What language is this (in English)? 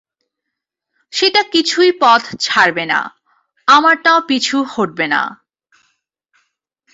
Bangla